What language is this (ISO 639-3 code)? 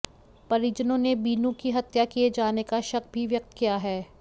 hin